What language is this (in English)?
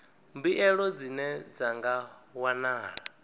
Venda